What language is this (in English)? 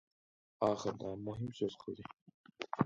Uyghur